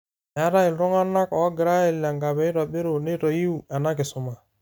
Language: Masai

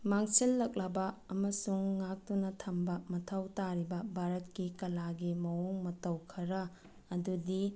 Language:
Manipuri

